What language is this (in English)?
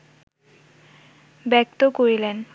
Bangla